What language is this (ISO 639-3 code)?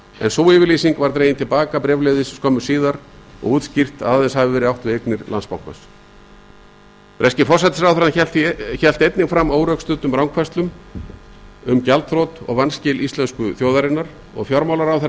isl